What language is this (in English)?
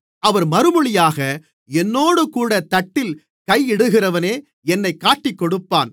Tamil